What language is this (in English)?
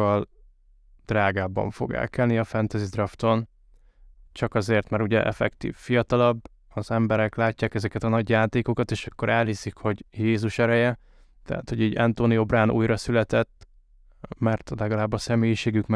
Hungarian